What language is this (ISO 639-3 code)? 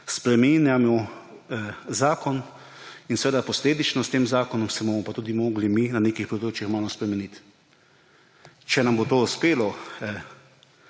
slv